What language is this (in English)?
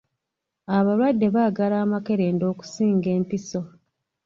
Ganda